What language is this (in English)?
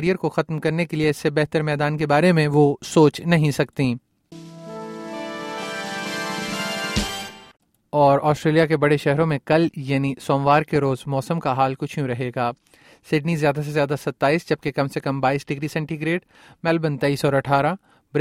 Urdu